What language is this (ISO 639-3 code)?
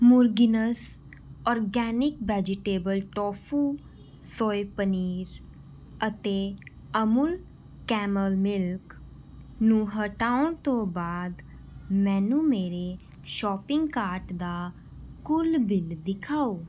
pan